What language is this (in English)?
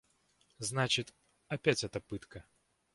Russian